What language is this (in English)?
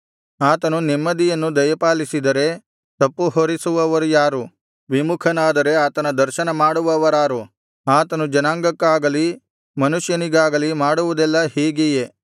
Kannada